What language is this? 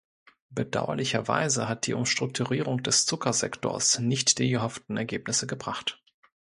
German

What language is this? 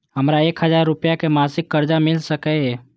Maithili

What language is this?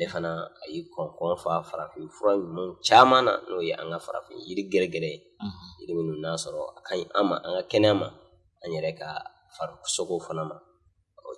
Indonesian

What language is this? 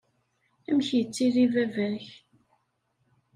Kabyle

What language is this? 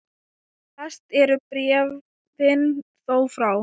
Icelandic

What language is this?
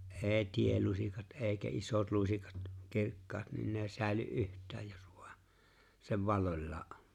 Finnish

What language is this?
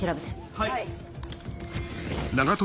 Japanese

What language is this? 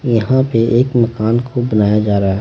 Hindi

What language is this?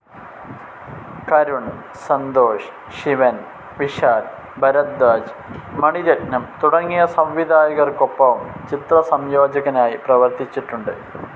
Malayalam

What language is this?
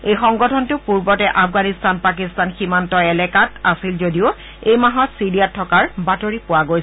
Assamese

